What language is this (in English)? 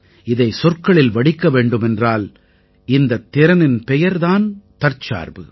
Tamil